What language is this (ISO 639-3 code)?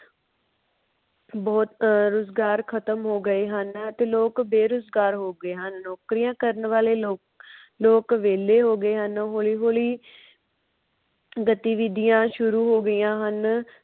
pan